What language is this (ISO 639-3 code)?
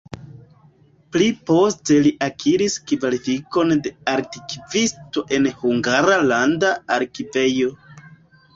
epo